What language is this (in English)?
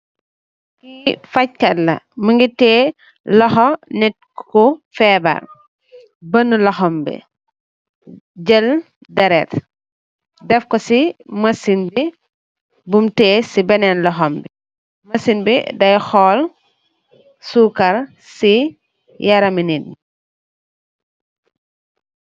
Wolof